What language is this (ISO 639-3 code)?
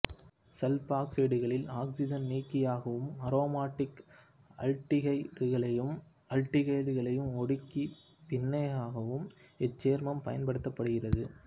tam